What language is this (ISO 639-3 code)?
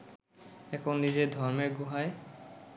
ben